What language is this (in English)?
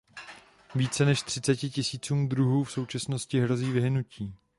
Czech